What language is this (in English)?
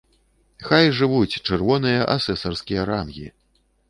Belarusian